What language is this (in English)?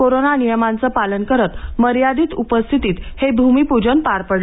Marathi